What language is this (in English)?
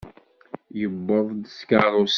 Kabyle